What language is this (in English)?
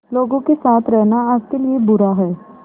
Hindi